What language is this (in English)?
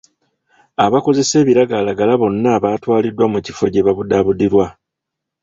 Ganda